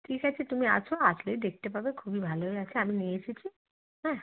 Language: Bangla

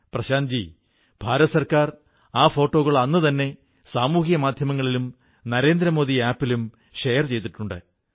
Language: Malayalam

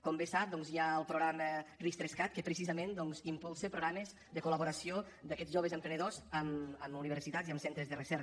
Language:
Catalan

